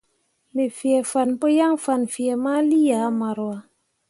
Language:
Mundang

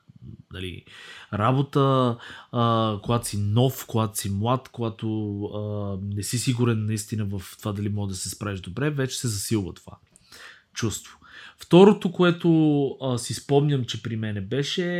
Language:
Bulgarian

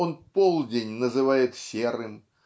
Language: Russian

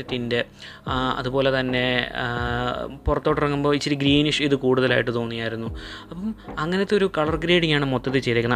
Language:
Malayalam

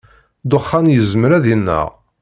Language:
Kabyle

